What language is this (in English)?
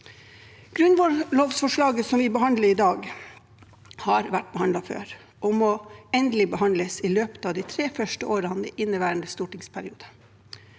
Norwegian